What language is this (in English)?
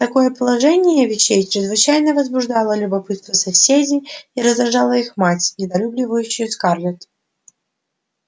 Russian